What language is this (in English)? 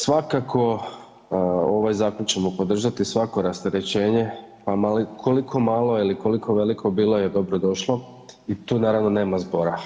Croatian